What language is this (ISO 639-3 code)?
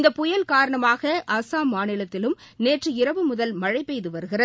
tam